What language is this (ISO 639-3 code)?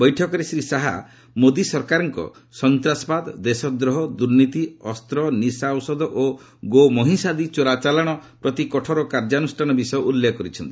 ori